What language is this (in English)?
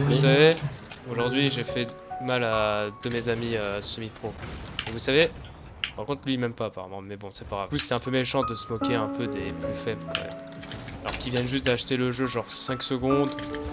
French